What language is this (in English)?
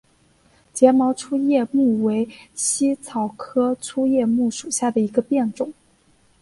Chinese